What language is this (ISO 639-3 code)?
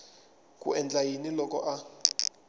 tso